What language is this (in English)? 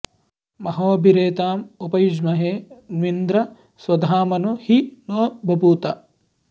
Sanskrit